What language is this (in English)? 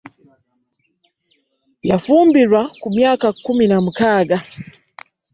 Ganda